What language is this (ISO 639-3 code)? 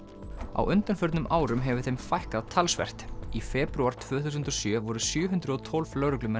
isl